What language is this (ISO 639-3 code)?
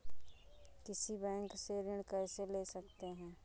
hin